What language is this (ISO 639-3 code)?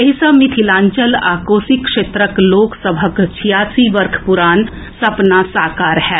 mai